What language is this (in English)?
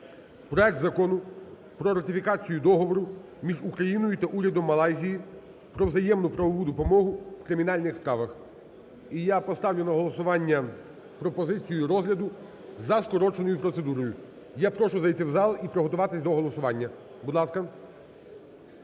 Ukrainian